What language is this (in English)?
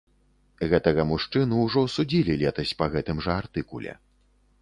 Belarusian